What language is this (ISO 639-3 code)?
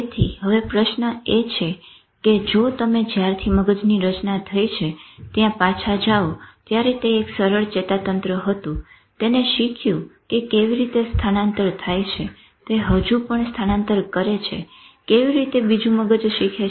guj